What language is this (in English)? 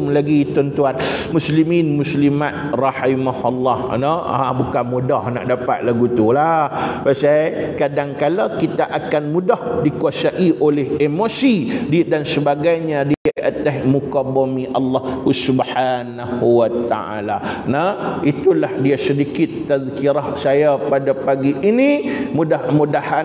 Malay